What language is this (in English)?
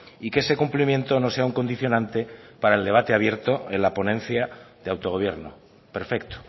Spanish